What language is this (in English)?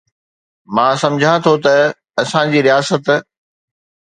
Sindhi